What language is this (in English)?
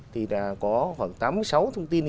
Vietnamese